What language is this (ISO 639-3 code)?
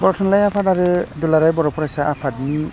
brx